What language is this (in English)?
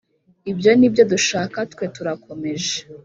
Kinyarwanda